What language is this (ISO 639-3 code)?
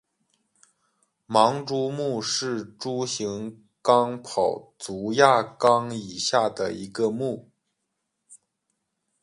zho